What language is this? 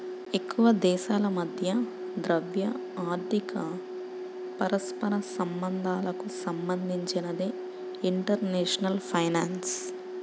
Telugu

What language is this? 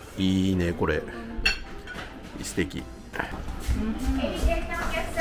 Japanese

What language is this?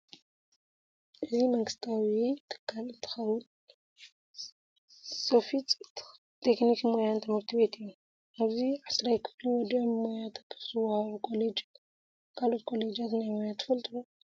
Tigrinya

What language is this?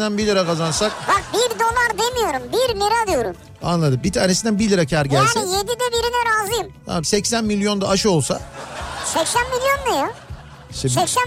Turkish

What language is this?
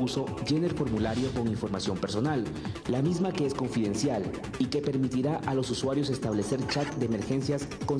Spanish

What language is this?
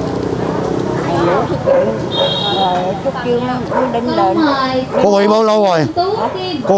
Vietnamese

